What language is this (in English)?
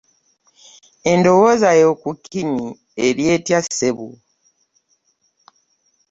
Ganda